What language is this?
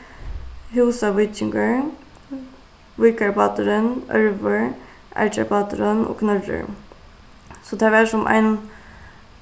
Faroese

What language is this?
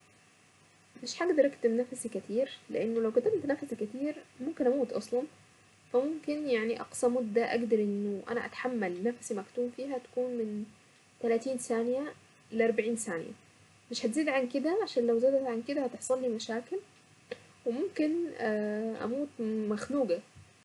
Saidi Arabic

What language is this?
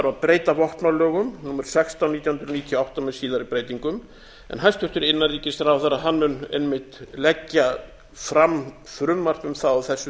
Icelandic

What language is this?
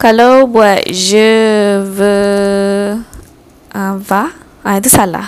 Malay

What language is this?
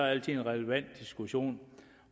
Danish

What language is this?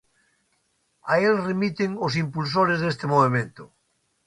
Galician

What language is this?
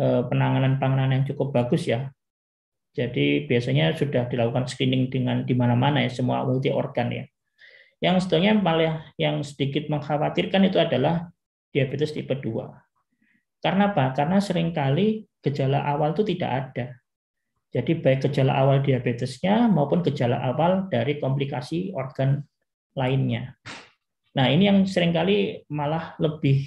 Indonesian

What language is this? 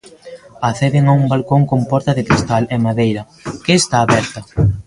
Galician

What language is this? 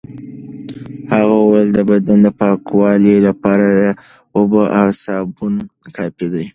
Pashto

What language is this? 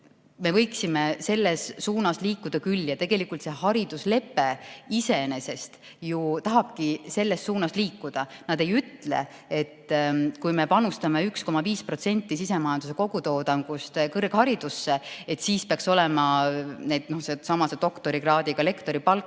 Estonian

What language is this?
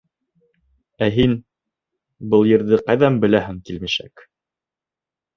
Bashkir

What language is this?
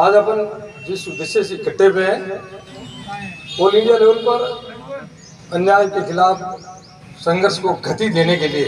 Hindi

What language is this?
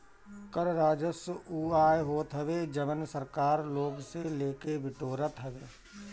Bhojpuri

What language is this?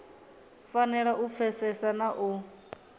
Venda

